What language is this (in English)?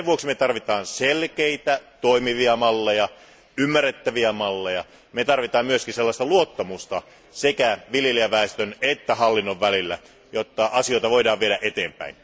Finnish